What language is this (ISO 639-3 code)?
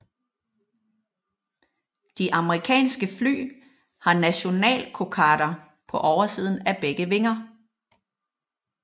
dan